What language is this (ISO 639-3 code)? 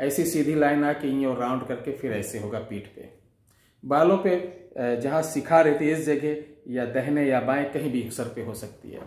hin